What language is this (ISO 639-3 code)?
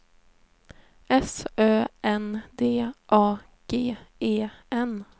swe